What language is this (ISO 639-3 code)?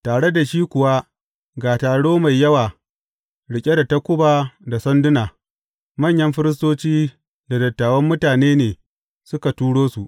hau